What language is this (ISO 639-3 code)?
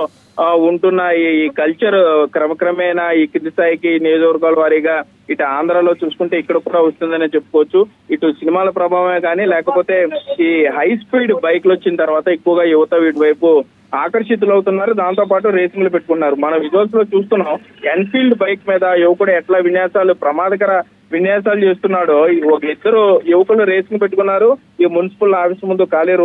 ron